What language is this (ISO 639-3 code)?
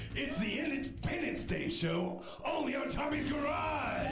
eng